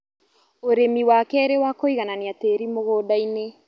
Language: Kikuyu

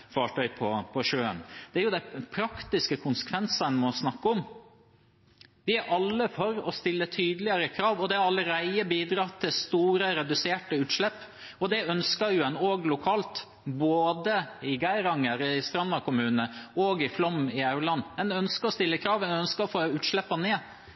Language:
Norwegian Bokmål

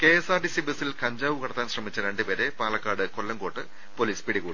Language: Malayalam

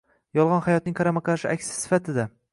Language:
Uzbek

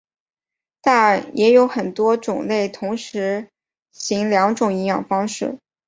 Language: Chinese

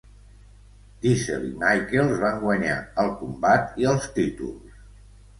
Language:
Catalan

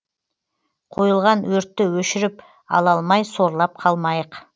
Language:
Kazakh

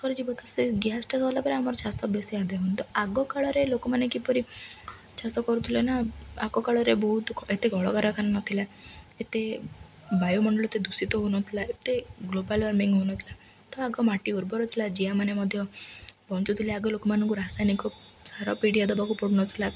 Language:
Odia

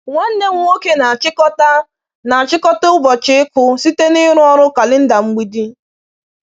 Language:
Igbo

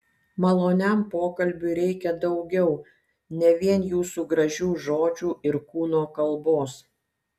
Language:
Lithuanian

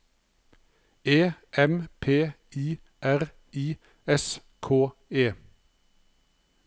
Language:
Norwegian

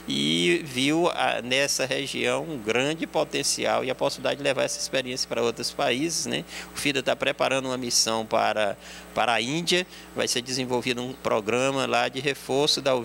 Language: Portuguese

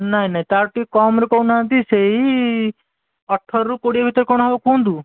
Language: Odia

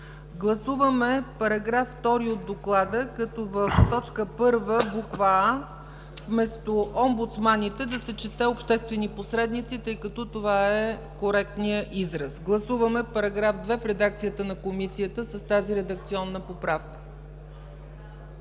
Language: Bulgarian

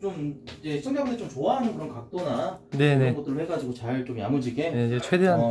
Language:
Korean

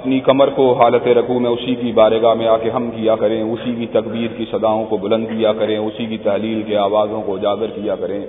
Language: Urdu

